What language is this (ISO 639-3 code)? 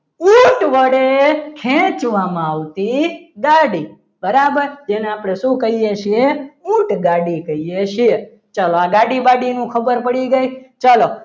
guj